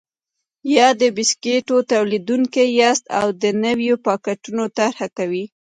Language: Pashto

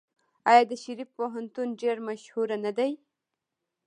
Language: Pashto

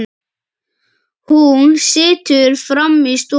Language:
Icelandic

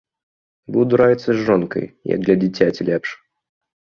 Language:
Belarusian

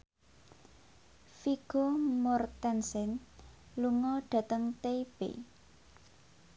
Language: Javanese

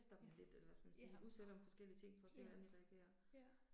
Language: Danish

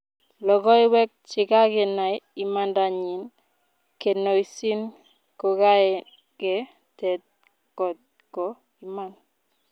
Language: Kalenjin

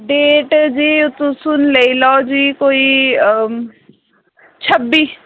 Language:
Dogri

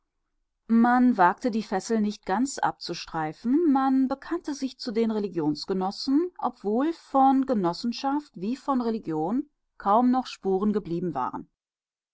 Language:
German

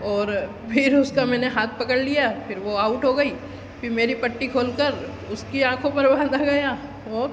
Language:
Hindi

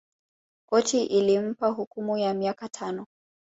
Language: Swahili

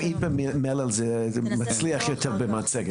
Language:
Hebrew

